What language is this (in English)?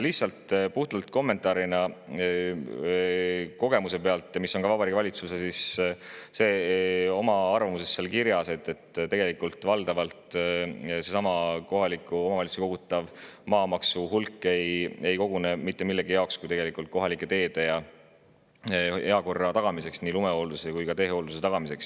Estonian